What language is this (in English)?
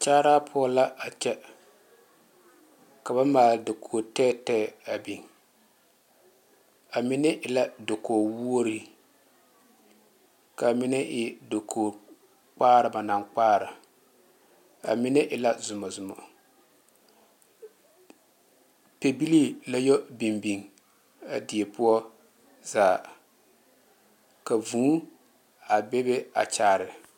Southern Dagaare